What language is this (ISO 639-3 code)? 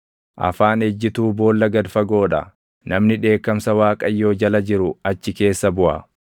orm